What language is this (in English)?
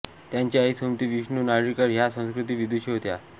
Marathi